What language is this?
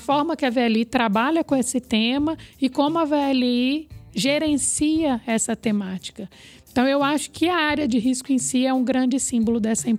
Portuguese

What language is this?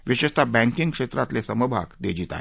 Marathi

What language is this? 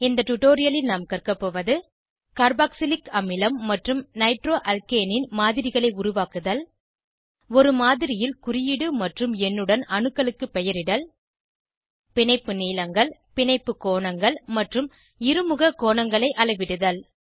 Tamil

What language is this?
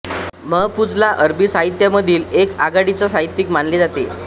Marathi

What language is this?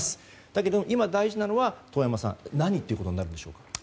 Japanese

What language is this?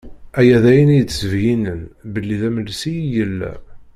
Kabyle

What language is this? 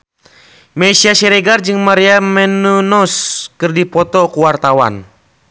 Sundanese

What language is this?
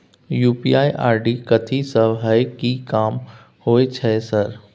Maithili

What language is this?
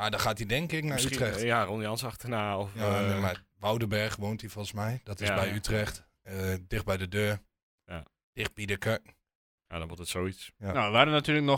Dutch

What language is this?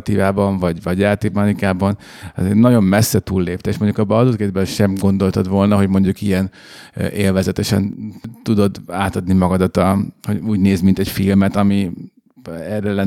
Hungarian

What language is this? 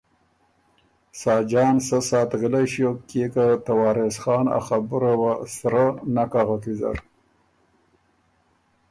Ormuri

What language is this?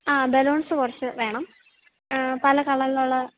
Malayalam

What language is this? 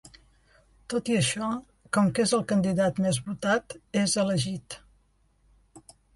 Catalan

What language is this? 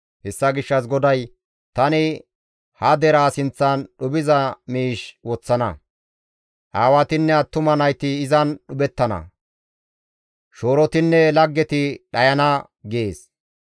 Gamo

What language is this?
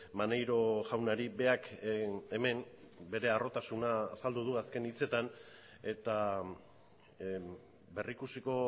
Basque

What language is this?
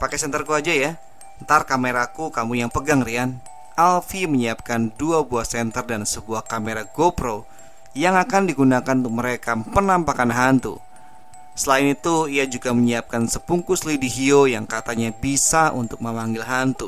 Indonesian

